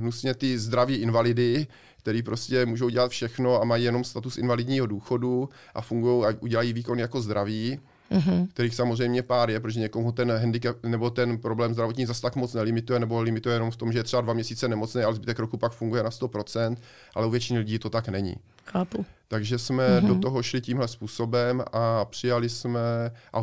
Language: Czech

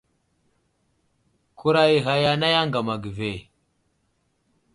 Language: Wuzlam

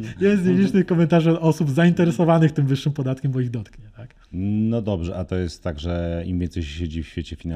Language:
Polish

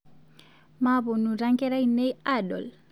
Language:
Masai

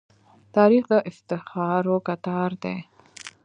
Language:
Pashto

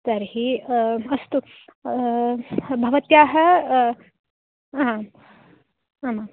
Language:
Sanskrit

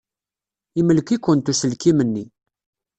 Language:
Kabyle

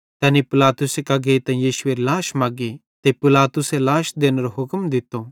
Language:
Bhadrawahi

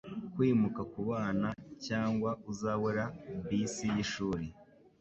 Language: Kinyarwanda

